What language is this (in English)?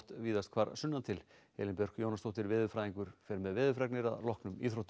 Icelandic